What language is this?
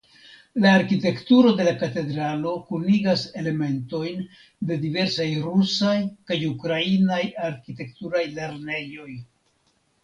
Esperanto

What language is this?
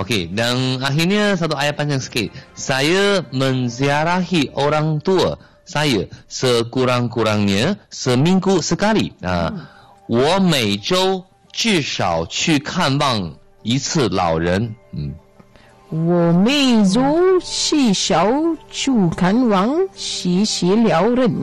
Malay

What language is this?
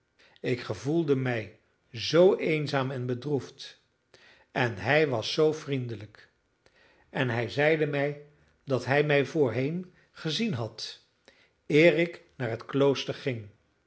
Dutch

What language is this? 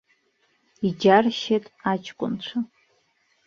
Abkhazian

